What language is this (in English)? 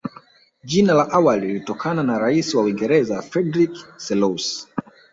Swahili